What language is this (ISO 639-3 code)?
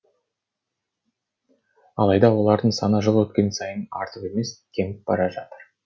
kaz